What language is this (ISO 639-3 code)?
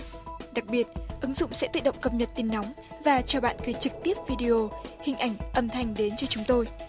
vie